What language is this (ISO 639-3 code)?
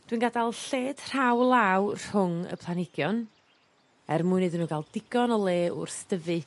cym